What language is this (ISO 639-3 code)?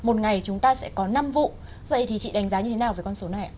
vie